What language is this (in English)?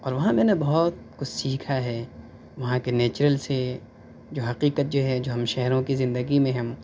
Urdu